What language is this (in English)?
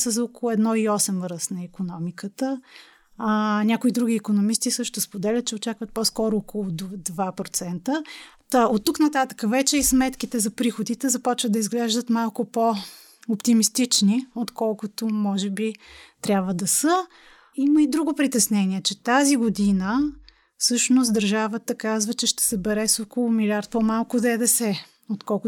Bulgarian